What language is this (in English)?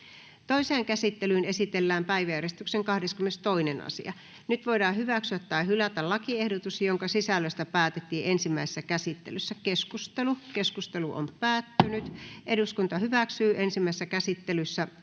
Finnish